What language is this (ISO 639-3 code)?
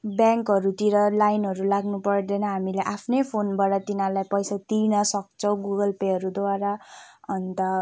nep